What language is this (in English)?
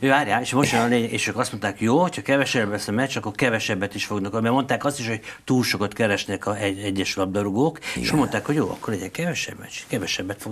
Hungarian